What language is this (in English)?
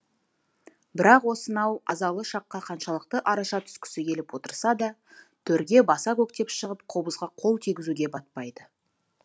Kazakh